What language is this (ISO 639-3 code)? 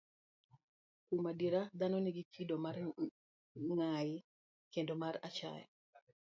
luo